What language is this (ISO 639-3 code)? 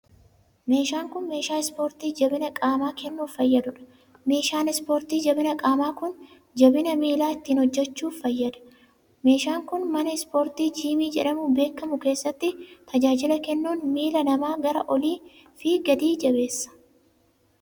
orm